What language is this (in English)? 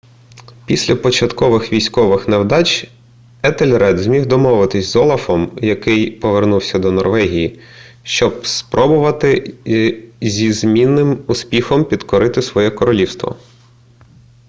Ukrainian